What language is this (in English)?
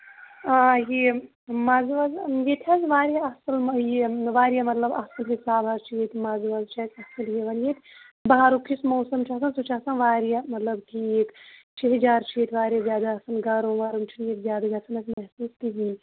Kashmiri